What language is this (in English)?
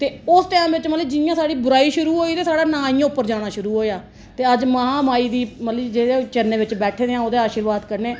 Dogri